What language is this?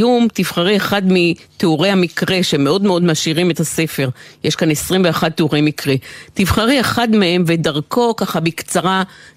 Hebrew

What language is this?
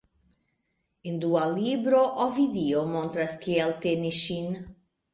Esperanto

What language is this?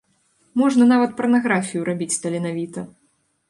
Belarusian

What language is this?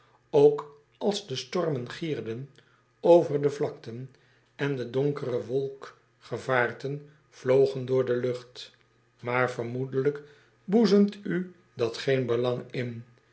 Dutch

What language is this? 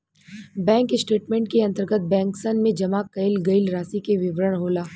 Bhojpuri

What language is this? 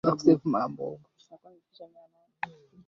Swahili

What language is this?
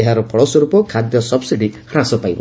Odia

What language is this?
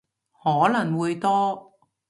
Cantonese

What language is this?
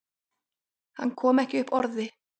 Icelandic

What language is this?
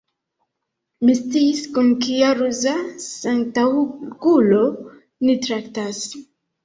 Esperanto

